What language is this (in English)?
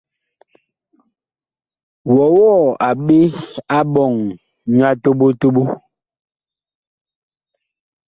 Bakoko